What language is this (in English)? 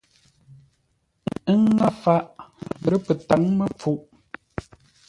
Ngombale